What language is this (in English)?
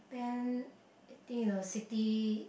English